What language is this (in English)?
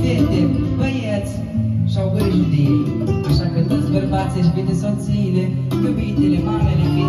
Romanian